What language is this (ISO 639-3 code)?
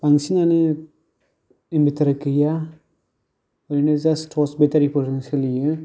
brx